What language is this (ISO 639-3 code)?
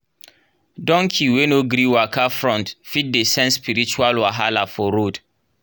pcm